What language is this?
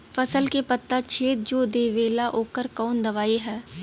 Bhojpuri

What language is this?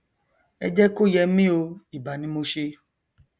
Yoruba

